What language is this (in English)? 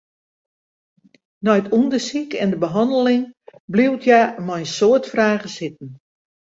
Western Frisian